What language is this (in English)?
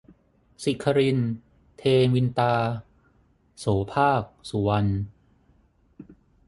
Thai